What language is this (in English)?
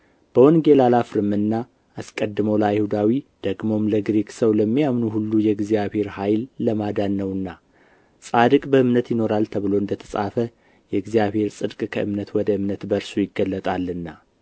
Amharic